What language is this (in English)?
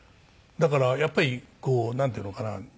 Japanese